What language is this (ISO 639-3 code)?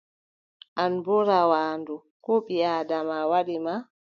fub